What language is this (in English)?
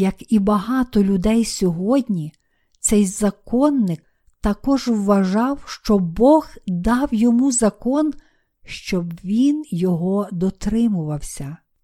Ukrainian